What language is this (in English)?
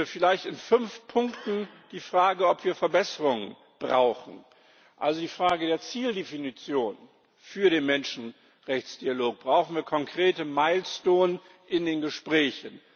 German